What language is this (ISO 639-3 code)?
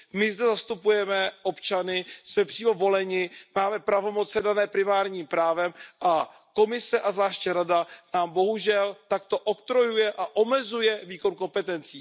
ces